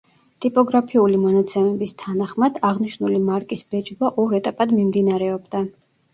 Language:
Georgian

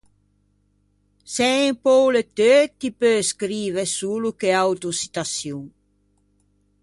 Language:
Ligurian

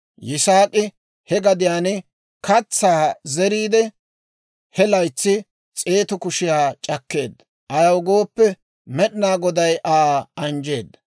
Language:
Dawro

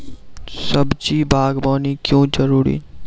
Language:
Maithili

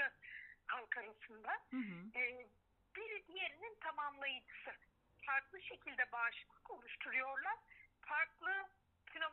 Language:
Turkish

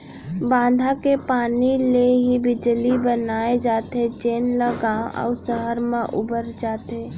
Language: Chhattisgarhi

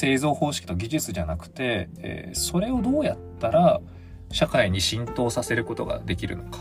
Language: Japanese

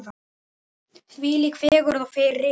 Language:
Icelandic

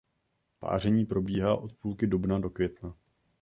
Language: Czech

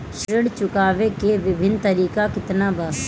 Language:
Bhojpuri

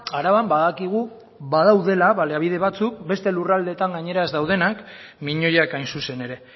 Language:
Basque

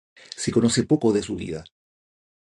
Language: Spanish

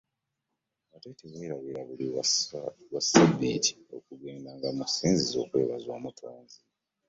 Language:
Ganda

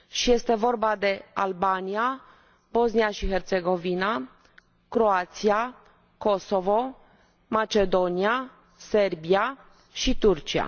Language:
Romanian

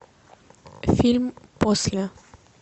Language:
Russian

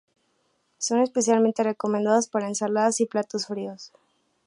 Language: Spanish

